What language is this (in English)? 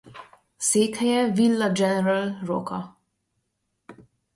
Hungarian